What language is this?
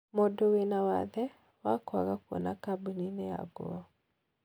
Kikuyu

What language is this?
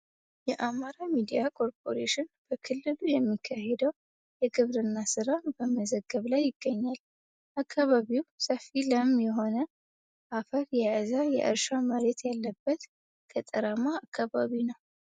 Amharic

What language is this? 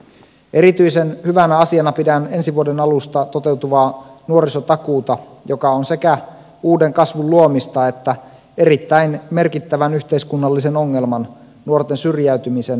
Finnish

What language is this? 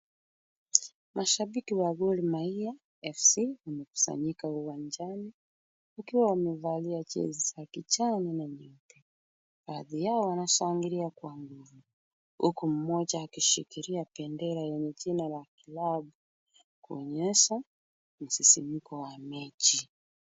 Swahili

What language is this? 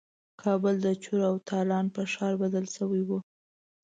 Pashto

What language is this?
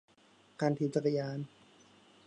Thai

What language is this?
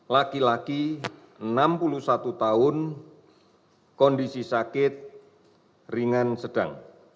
Indonesian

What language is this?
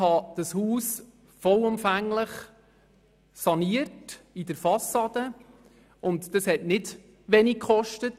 Swiss German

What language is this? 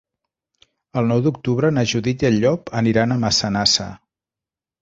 Catalan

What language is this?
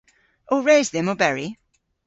Cornish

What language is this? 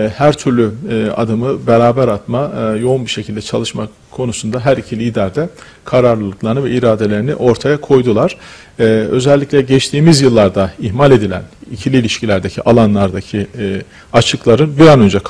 Turkish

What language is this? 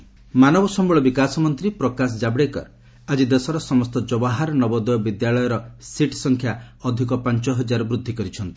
Odia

